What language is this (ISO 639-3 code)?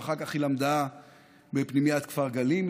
heb